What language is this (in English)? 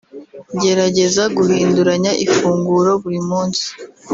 Kinyarwanda